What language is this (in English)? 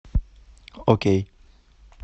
Russian